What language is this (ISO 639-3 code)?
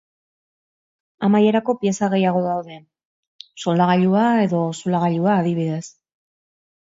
eus